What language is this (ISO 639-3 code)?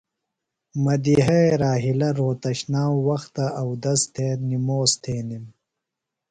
phl